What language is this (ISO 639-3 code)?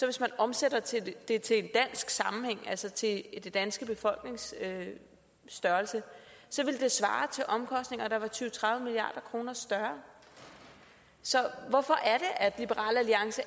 dan